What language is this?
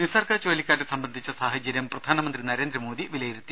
Malayalam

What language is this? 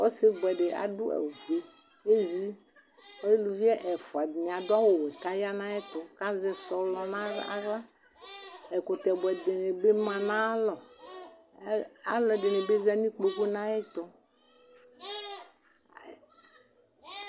Ikposo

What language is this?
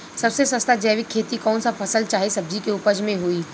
Bhojpuri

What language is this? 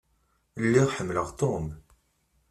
Kabyle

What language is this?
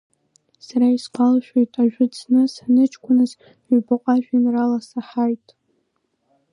Abkhazian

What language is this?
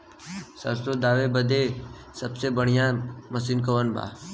Bhojpuri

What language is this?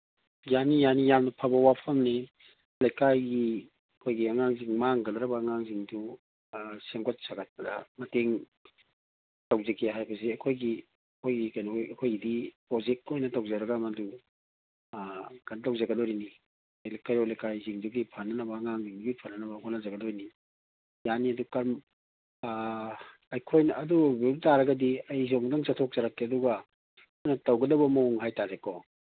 Manipuri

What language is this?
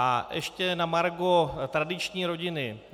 Czech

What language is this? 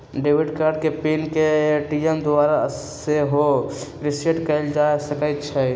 Magahi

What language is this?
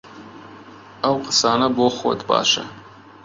Central Kurdish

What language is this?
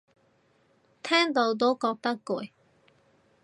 Cantonese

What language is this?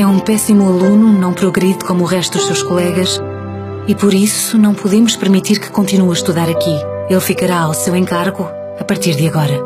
Portuguese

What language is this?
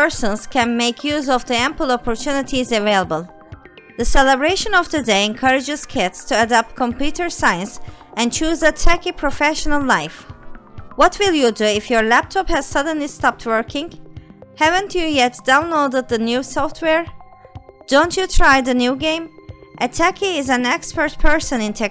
English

